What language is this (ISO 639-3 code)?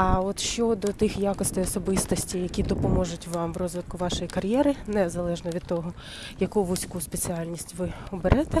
ukr